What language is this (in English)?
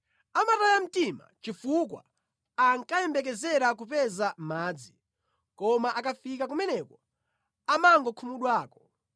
Nyanja